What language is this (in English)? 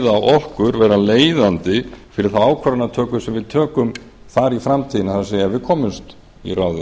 Icelandic